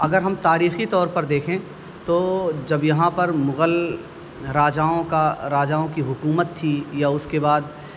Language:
Urdu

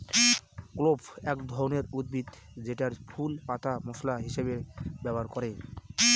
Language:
Bangla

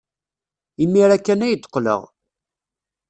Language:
Kabyle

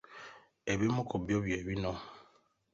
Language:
Ganda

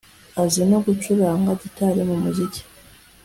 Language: Kinyarwanda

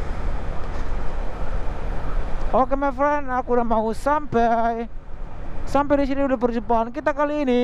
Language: Indonesian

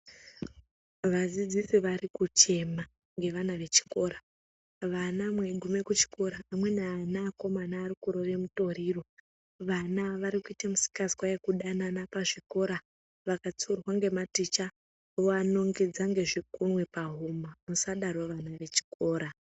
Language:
Ndau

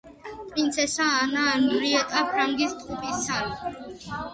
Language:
Georgian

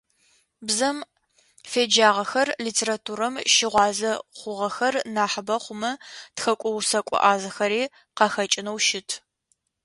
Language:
Adyghe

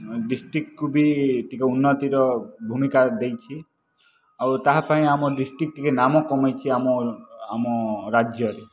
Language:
Odia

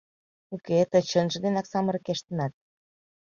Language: Mari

